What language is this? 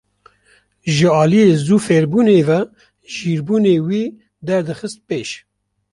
Kurdish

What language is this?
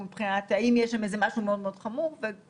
Hebrew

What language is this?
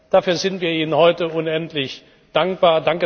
German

